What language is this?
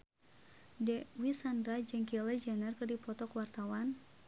Sundanese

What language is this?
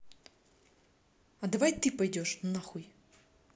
Russian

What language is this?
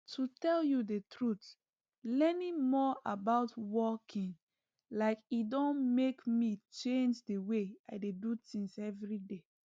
Nigerian Pidgin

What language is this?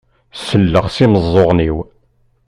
Kabyle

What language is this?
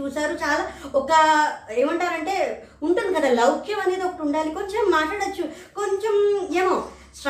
Telugu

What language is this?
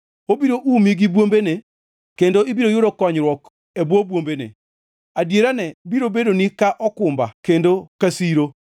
Luo (Kenya and Tanzania)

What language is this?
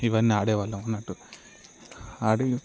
Telugu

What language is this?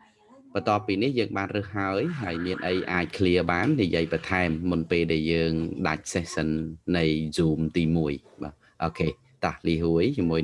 Vietnamese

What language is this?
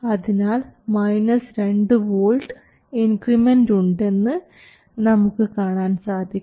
Malayalam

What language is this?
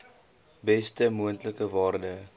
Afrikaans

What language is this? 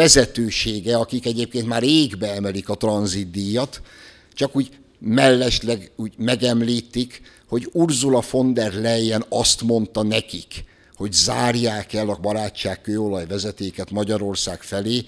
Hungarian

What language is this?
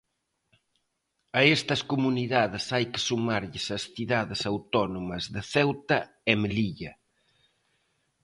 Galician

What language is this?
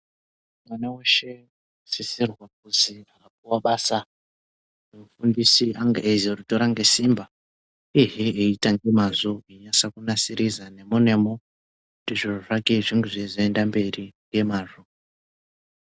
Ndau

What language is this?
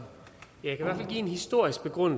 Danish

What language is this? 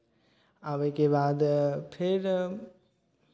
Maithili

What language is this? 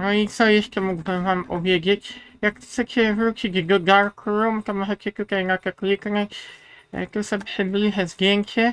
Polish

